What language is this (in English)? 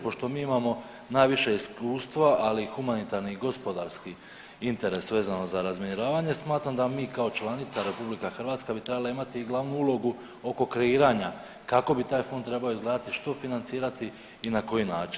Croatian